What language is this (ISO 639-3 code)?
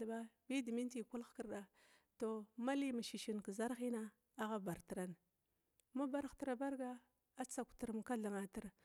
glw